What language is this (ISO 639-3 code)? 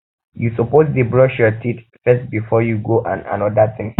pcm